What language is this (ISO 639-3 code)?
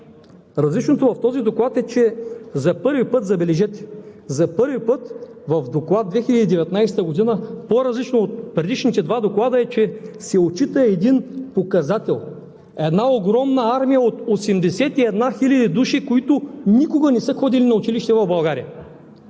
bul